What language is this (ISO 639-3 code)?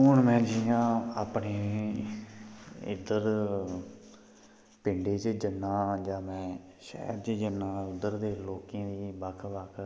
doi